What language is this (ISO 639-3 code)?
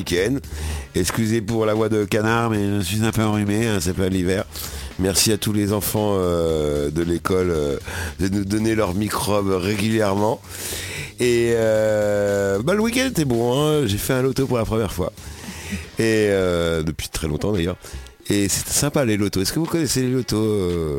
fra